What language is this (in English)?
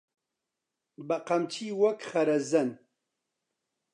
Central Kurdish